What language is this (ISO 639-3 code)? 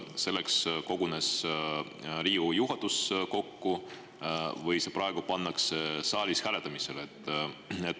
est